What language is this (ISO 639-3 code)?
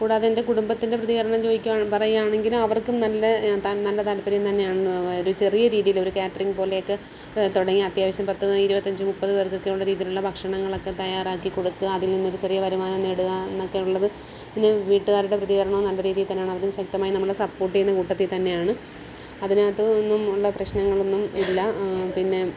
mal